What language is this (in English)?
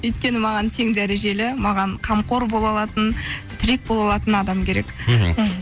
Kazakh